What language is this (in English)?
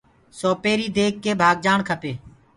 Gurgula